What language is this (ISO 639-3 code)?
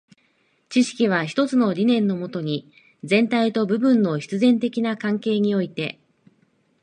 jpn